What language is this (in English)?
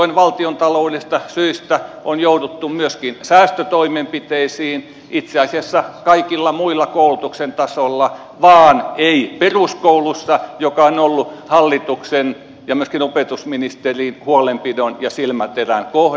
Finnish